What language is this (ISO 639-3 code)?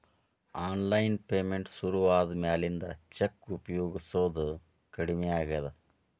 kan